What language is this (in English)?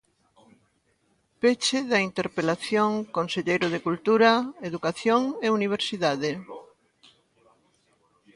Galician